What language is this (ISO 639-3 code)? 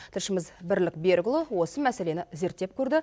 kaz